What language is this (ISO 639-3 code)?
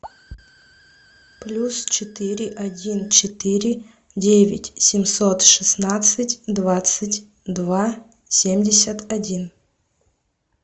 rus